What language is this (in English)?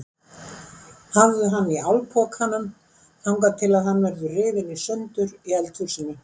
Icelandic